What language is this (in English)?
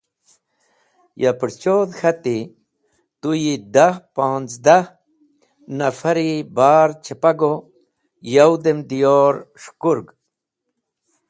Wakhi